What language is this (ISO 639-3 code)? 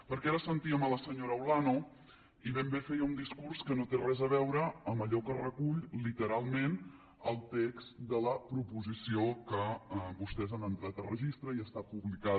cat